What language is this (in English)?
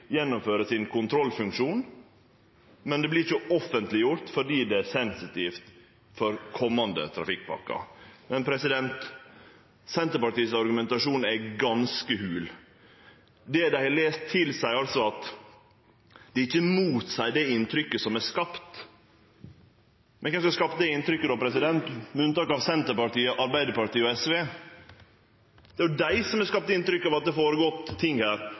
Norwegian Nynorsk